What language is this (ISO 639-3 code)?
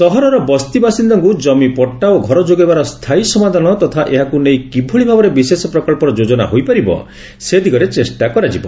ori